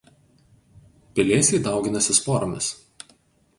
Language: Lithuanian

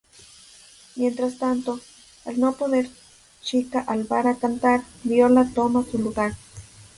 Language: Spanish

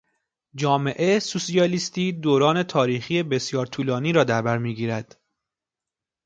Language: Persian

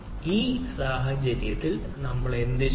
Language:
Malayalam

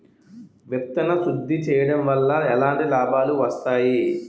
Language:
Telugu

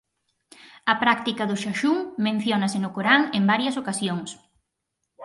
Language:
Galician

